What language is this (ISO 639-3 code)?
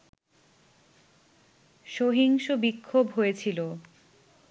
ben